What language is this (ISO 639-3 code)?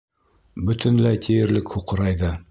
bak